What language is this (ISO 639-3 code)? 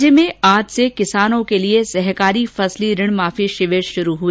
hin